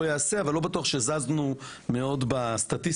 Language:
Hebrew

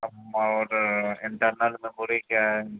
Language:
Urdu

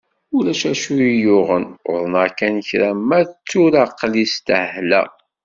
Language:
Kabyle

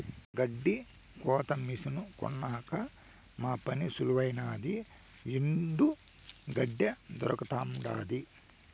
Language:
Telugu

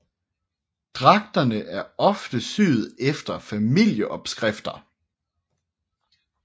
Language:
Danish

